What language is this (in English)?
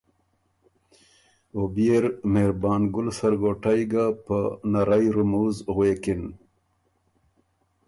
Ormuri